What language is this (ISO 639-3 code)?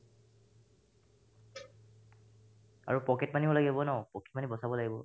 asm